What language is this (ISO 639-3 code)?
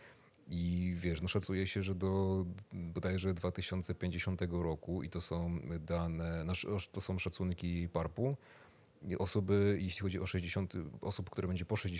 pol